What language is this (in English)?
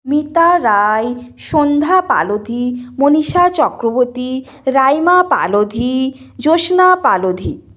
Bangla